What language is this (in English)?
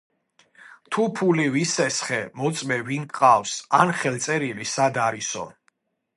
Georgian